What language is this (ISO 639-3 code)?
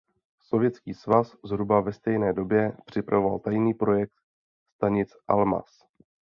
ces